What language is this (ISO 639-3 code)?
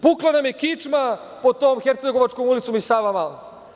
srp